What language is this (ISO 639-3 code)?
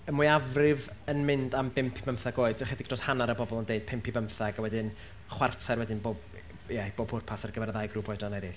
cym